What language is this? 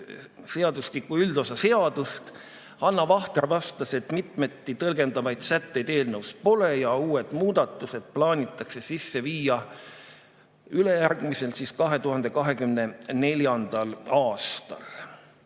Estonian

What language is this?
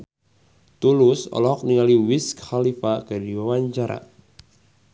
Sundanese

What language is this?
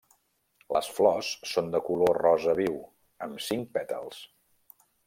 Catalan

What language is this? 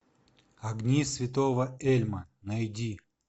Russian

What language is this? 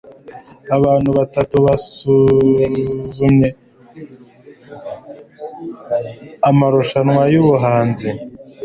Kinyarwanda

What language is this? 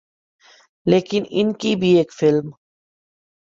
Urdu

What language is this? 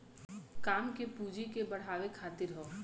Bhojpuri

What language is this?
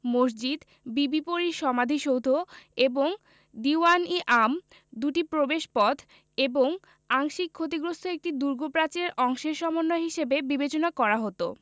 Bangla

